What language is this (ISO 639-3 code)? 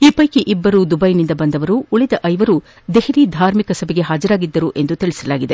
kan